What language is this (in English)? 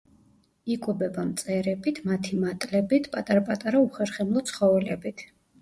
Georgian